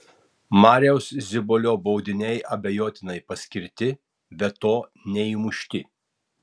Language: Lithuanian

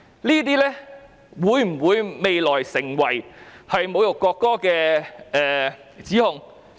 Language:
Cantonese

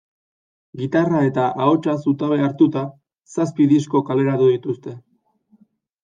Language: Basque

